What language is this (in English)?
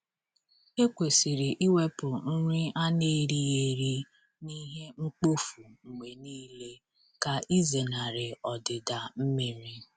Igbo